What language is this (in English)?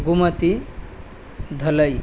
Sanskrit